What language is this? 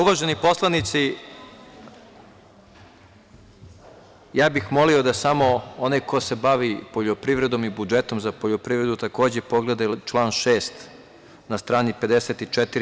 Serbian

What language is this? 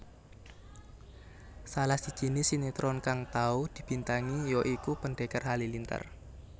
Javanese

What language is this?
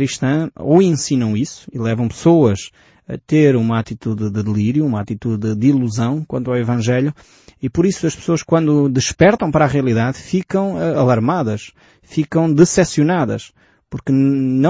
Portuguese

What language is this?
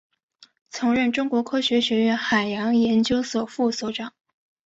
Chinese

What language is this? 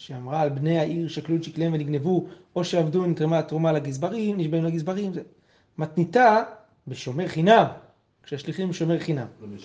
Hebrew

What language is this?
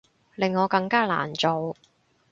Cantonese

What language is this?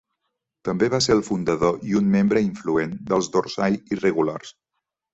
Catalan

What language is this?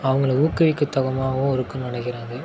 Tamil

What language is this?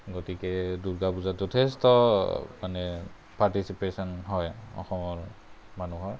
Assamese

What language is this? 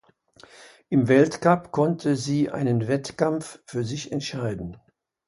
German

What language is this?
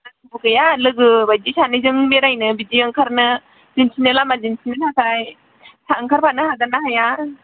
Bodo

